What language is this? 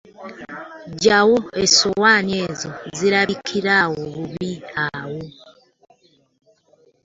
Ganda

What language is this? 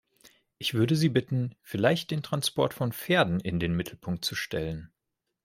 German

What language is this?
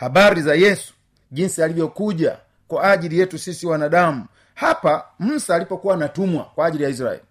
Swahili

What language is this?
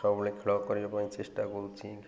Odia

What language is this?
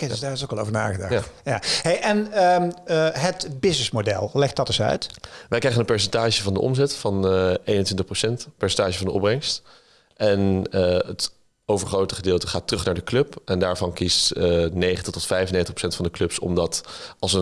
Dutch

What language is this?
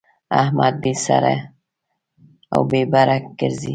Pashto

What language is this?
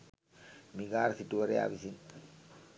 Sinhala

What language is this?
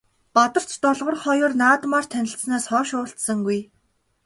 Mongolian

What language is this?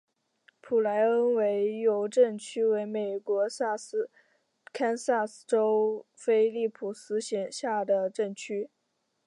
Chinese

